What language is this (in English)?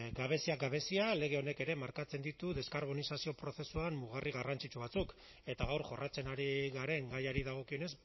Basque